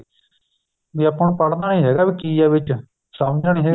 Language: Punjabi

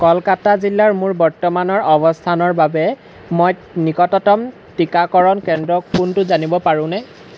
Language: Assamese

